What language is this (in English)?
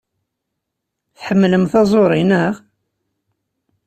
Kabyle